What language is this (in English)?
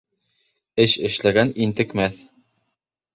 Bashkir